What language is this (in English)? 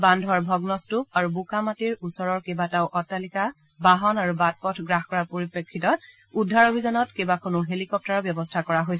Assamese